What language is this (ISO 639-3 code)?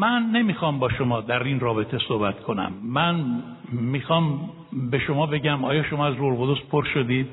fas